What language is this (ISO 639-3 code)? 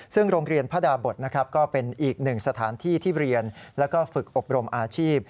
tha